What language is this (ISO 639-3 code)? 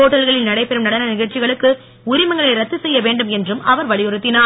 tam